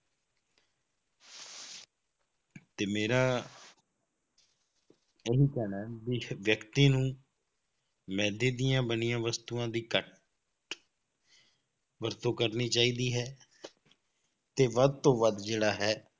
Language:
Punjabi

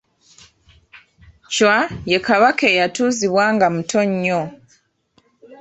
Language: Ganda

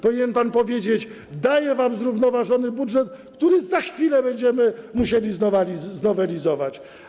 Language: Polish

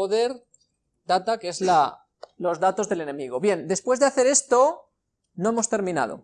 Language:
Spanish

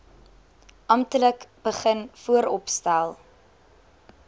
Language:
Afrikaans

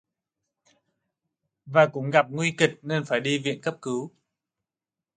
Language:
Vietnamese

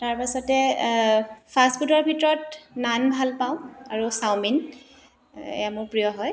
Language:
Assamese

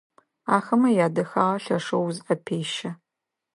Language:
Adyghe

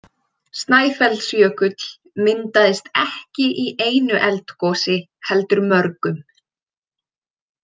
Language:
Icelandic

